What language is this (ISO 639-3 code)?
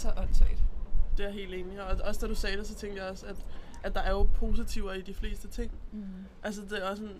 dan